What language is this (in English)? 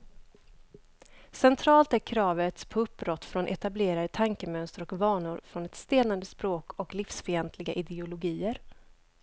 Swedish